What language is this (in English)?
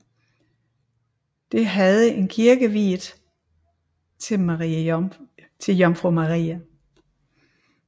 Danish